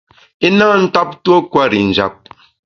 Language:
Bamun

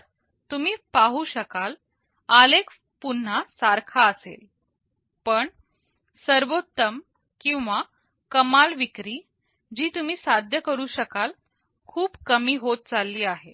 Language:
Marathi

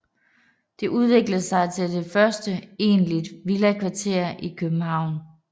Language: Danish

